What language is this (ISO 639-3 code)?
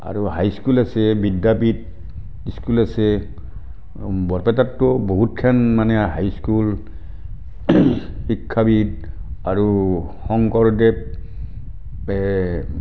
asm